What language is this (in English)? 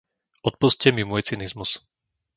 Slovak